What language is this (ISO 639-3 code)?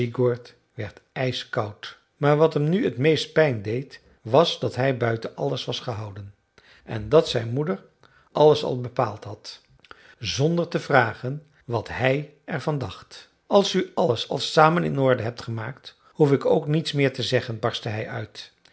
nld